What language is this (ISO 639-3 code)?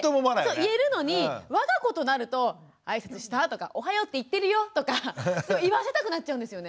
jpn